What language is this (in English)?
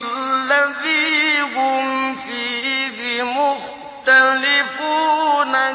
Arabic